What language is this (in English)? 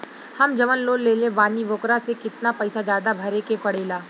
Bhojpuri